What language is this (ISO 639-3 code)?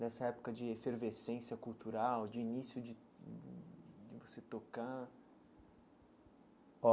por